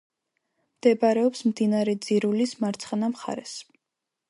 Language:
Georgian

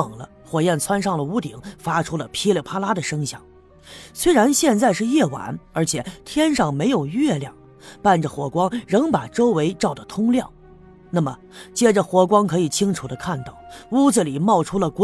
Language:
Chinese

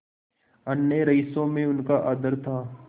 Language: Hindi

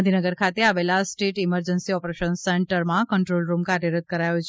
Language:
Gujarati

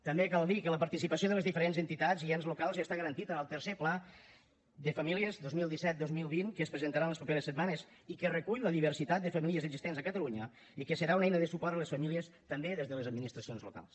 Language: Catalan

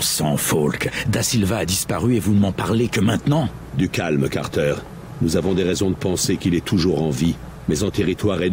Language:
French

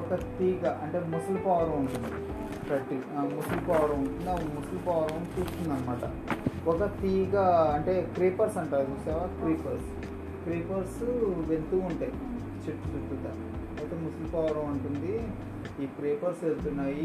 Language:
Telugu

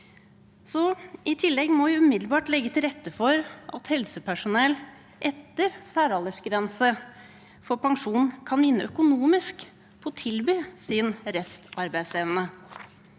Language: Norwegian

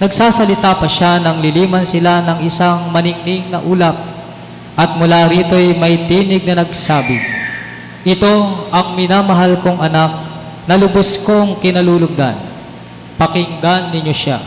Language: Filipino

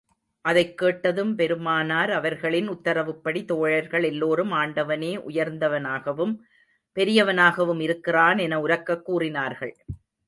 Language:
Tamil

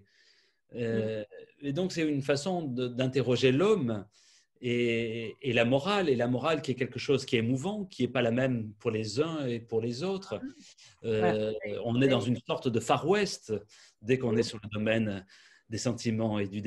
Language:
French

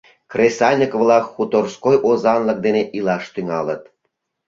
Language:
Mari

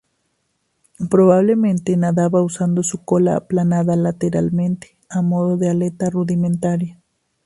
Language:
Spanish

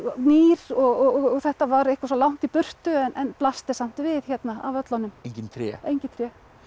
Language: Icelandic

